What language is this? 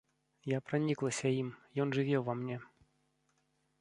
Belarusian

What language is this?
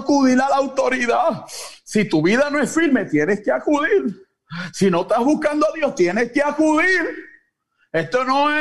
Spanish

